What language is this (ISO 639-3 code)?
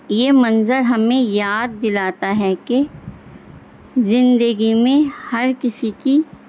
urd